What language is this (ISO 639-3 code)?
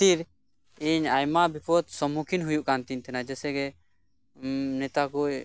sat